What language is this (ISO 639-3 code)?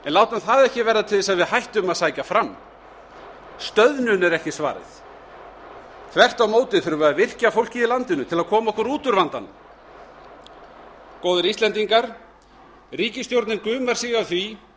isl